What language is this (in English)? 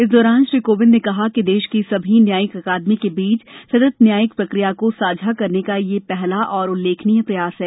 Hindi